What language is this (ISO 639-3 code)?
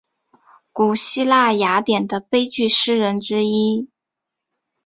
zho